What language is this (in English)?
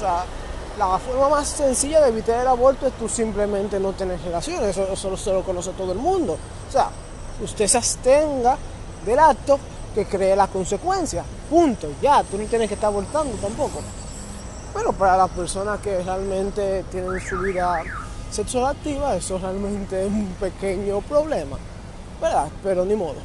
Spanish